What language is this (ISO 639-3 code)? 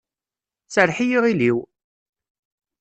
kab